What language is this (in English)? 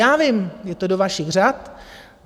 Czech